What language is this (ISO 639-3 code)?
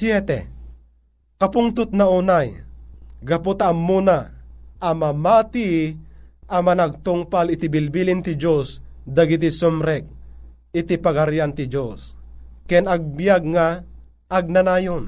fil